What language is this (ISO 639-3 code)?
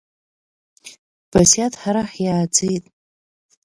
abk